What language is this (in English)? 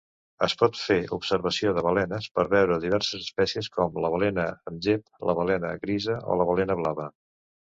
Catalan